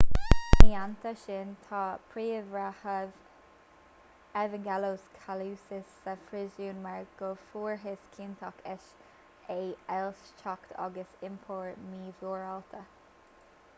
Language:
Irish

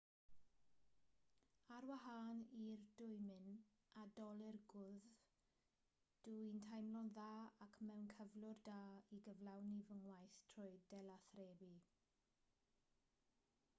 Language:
Welsh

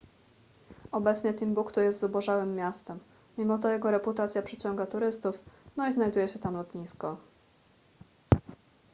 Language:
Polish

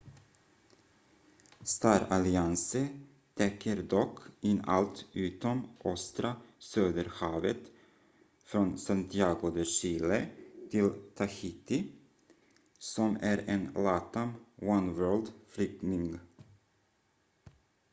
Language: Swedish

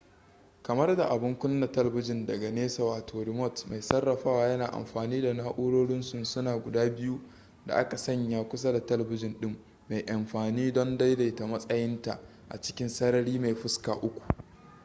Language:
Hausa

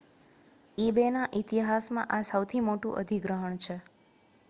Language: Gujarati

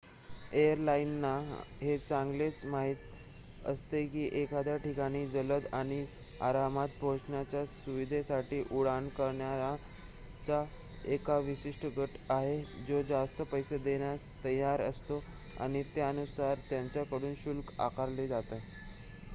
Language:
Marathi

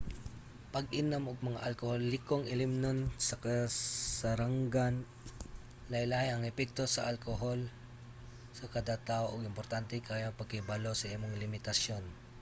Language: Cebuano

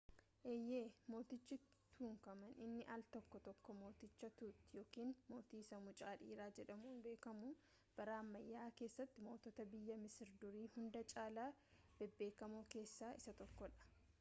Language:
Oromo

